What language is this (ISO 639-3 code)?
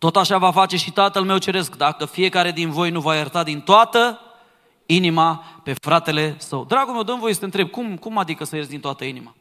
ron